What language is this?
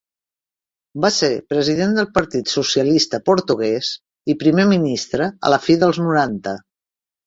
Catalan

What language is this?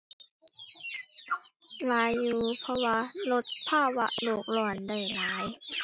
Thai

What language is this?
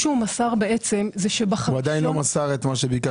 Hebrew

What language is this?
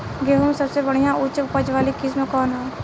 Bhojpuri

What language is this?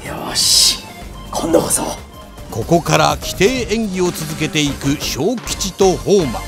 Japanese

